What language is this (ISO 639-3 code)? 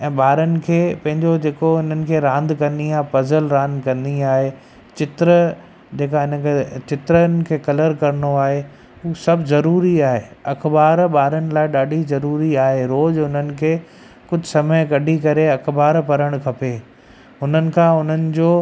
snd